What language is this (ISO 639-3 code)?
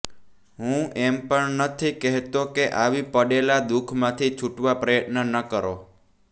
guj